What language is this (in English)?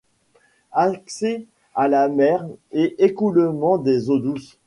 French